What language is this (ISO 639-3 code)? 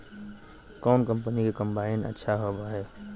mag